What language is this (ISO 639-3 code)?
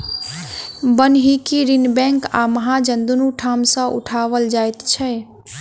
mai